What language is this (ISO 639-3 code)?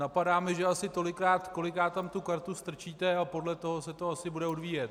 ces